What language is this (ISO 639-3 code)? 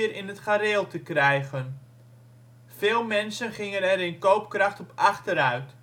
nld